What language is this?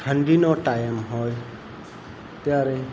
Gujarati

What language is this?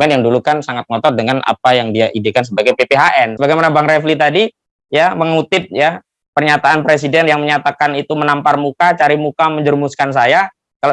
Indonesian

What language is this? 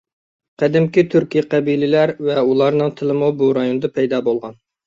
Uyghur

